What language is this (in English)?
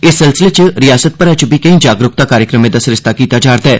Dogri